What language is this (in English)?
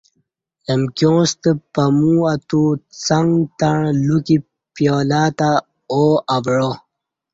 Kati